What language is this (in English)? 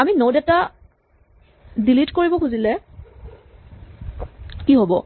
Assamese